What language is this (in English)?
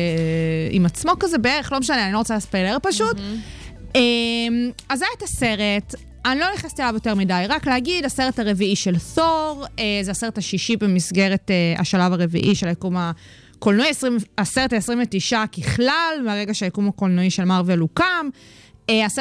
Hebrew